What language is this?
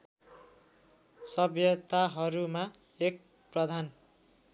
Nepali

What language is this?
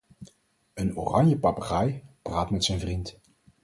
Dutch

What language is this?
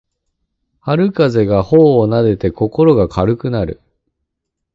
Japanese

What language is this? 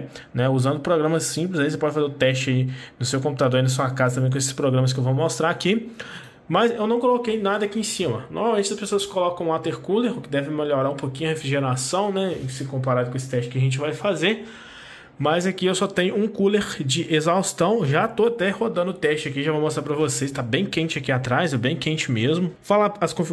Portuguese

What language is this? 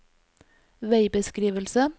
Norwegian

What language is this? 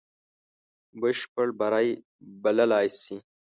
Pashto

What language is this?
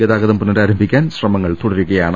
Malayalam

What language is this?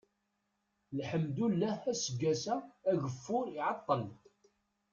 Kabyle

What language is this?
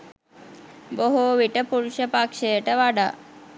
Sinhala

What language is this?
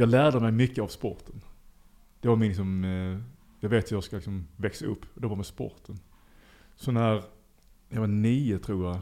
Swedish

